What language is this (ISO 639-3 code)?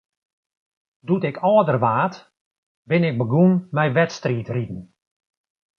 fry